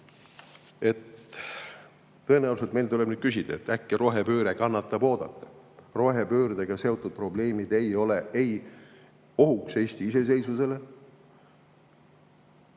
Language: Estonian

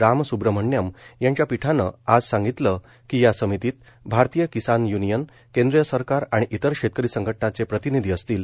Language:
Marathi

